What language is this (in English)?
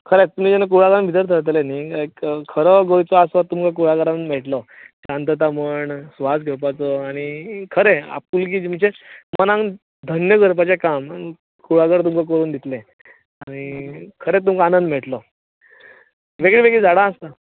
Konkani